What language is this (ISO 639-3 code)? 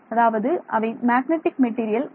tam